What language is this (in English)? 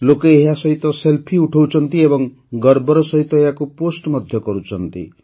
Odia